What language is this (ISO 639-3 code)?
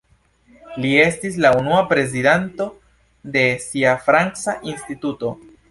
epo